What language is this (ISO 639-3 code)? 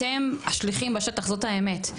heb